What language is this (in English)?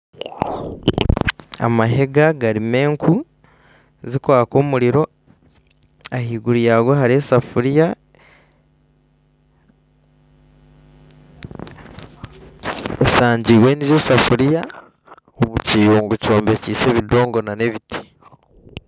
Nyankole